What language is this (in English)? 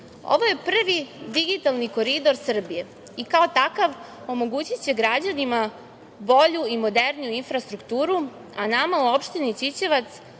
Serbian